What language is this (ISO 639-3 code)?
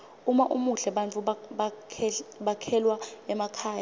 ssw